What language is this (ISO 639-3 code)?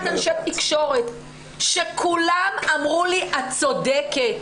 heb